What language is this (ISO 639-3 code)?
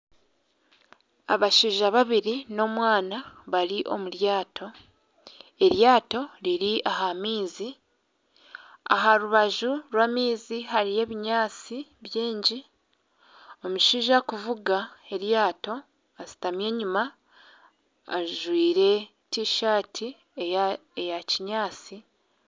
nyn